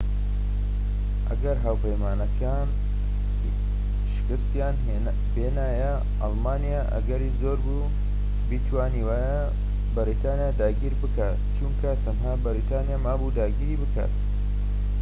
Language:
Central Kurdish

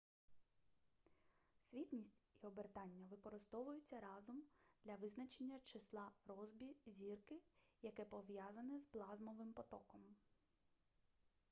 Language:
Ukrainian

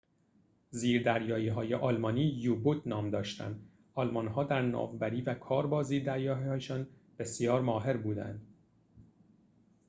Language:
Persian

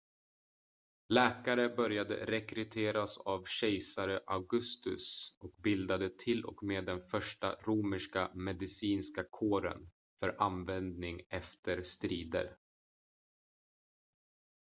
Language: Swedish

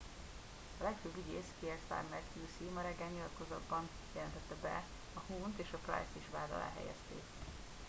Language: Hungarian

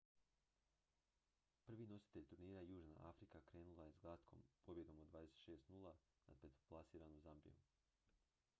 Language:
Croatian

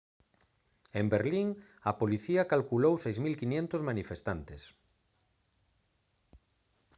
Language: Galician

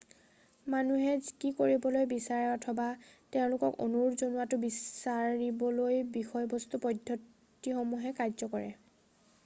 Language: Assamese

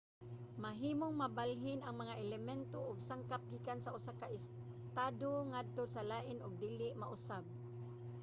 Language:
Cebuano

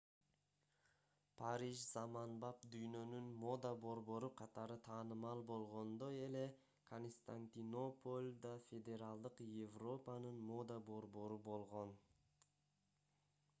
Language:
Kyrgyz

